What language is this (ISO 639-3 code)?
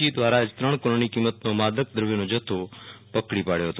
guj